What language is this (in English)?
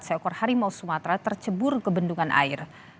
Indonesian